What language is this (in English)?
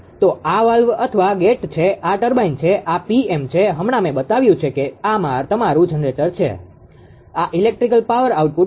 Gujarati